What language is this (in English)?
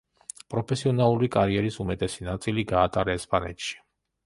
Georgian